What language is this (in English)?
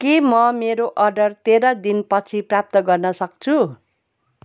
Nepali